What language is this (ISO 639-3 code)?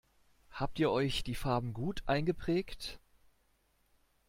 deu